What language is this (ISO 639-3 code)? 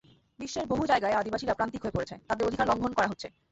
ben